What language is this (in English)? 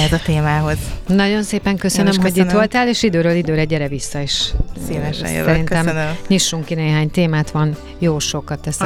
Hungarian